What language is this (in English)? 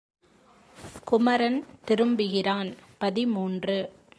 Tamil